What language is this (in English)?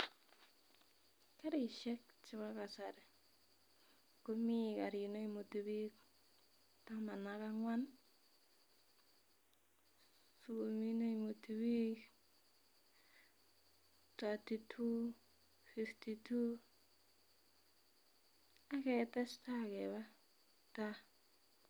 Kalenjin